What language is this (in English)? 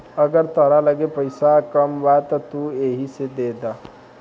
Bhojpuri